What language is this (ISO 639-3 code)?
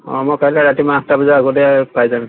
asm